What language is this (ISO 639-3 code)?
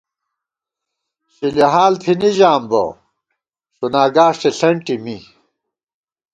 gwt